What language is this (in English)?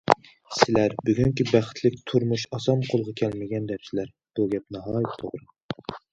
Uyghur